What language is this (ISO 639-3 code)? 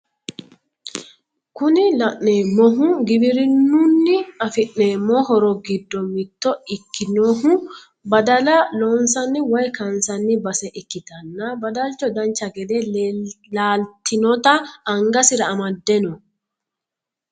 sid